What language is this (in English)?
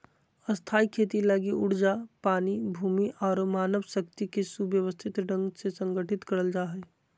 Magahi